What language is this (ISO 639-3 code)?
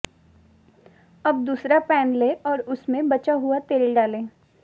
hin